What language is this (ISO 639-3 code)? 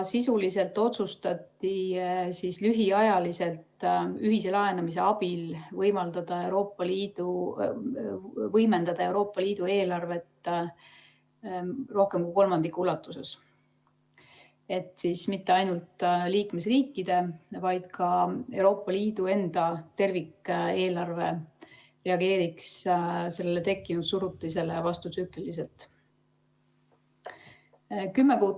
est